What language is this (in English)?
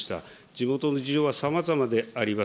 Japanese